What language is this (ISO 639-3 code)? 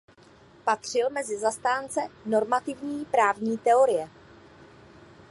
ces